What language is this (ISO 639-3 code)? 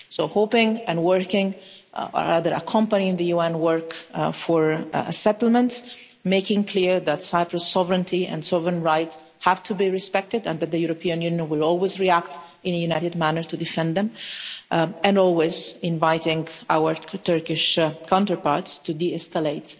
eng